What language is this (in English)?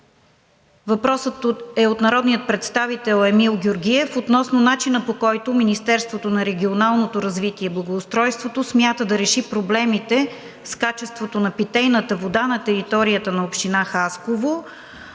Bulgarian